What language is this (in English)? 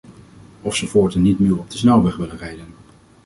Dutch